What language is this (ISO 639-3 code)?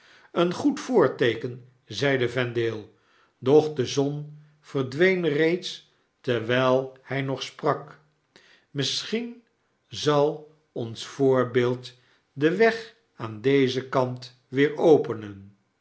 nld